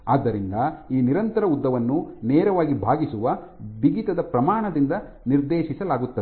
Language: Kannada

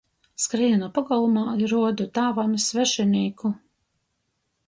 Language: Latgalian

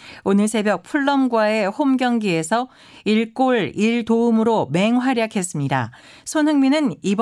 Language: Korean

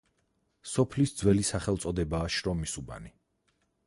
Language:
Georgian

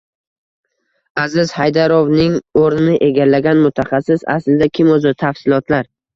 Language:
Uzbek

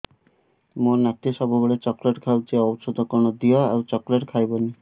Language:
Odia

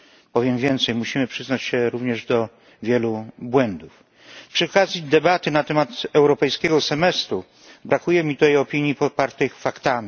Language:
Polish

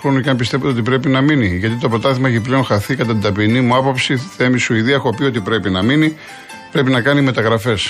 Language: Greek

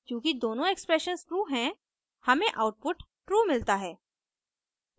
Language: Hindi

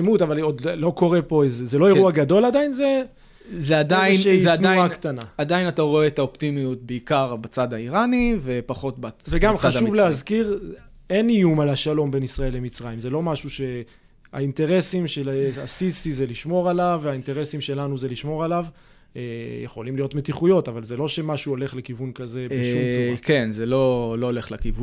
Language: Hebrew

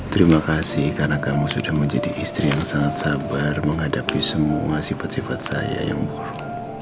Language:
Indonesian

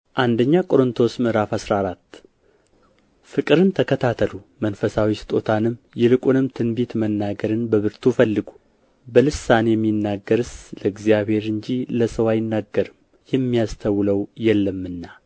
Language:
Amharic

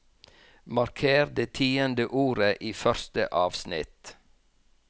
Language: Norwegian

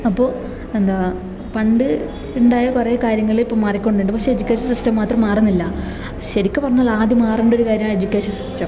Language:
Malayalam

